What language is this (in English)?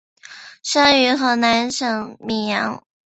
Chinese